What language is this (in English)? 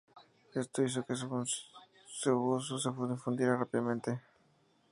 Spanish